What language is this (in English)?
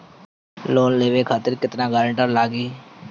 Bhojpuri